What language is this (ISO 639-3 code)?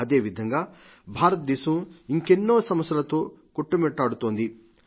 tel